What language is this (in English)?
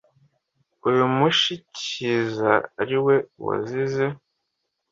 Kinyarwanda